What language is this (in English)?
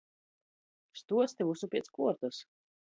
Latgalian